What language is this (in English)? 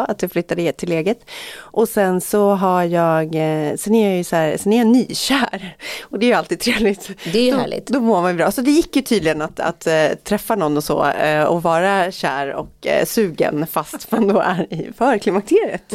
Swedish